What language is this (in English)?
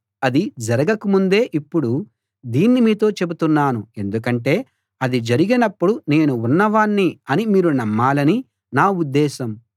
Telugu